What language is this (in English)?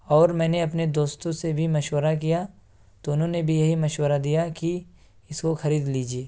Urdu